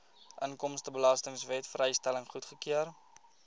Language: Afrikaans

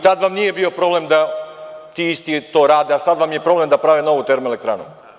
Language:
Serbian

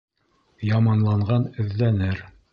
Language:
Bashkir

